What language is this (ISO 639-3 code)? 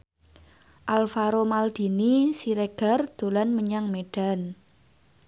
jav